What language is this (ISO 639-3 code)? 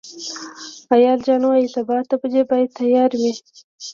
pus